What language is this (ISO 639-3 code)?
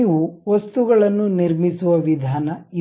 kan